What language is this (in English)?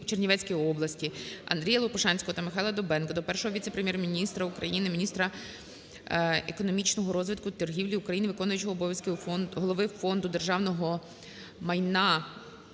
Ukrainian